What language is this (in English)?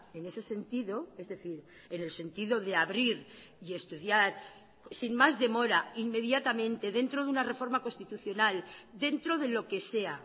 Spanish